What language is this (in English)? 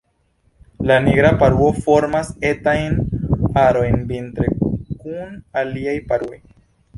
Esperanto